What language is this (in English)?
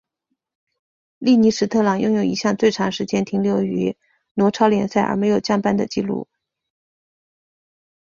Chinese